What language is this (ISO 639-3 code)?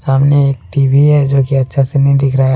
hin